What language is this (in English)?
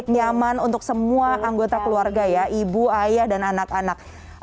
Indonesian